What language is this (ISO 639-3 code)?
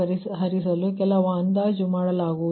kan